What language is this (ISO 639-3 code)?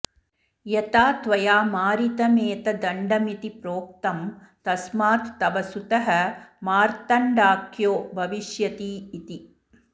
san